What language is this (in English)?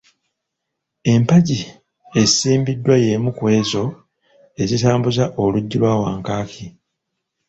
Ganda